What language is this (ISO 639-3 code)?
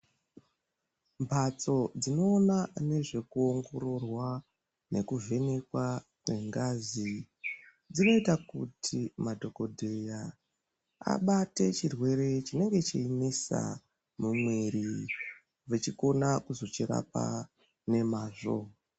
ndc